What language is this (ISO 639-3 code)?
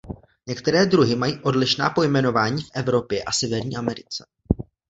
ces